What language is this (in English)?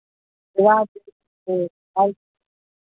Maithili